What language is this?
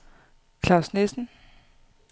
Danish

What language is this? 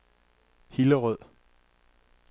Danish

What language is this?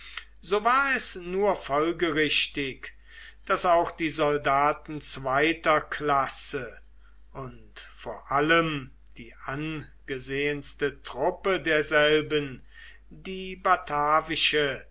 German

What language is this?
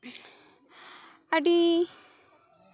Santali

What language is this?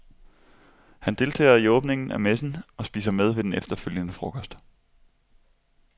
Danish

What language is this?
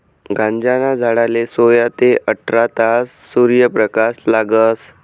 Marathi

